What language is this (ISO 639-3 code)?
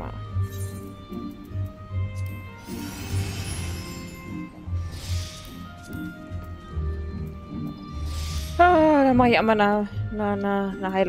deu